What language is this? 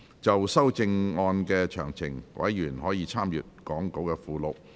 Cantonese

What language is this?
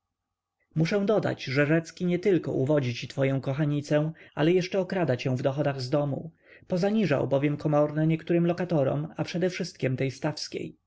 Polish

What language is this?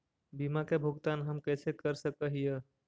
Magahi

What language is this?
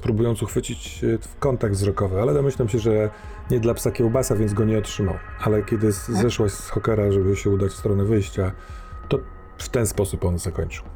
Polish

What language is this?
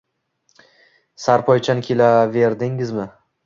Uzbek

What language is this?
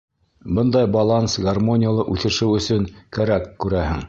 Bashkir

